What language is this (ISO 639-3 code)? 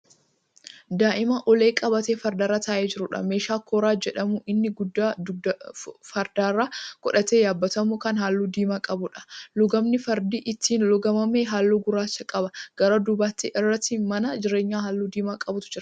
orm